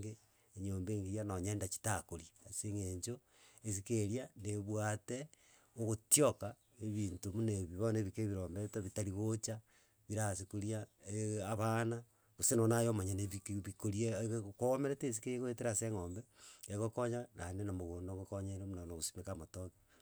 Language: Gusii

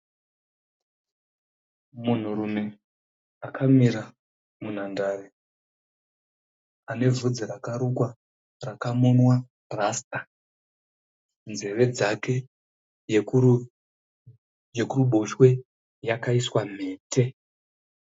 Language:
Shona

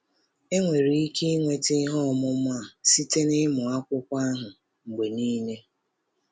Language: Igbo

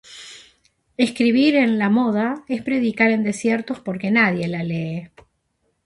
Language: Spanish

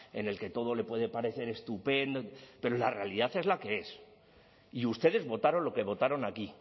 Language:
Spanish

